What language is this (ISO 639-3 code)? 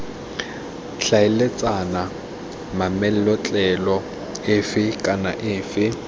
tsn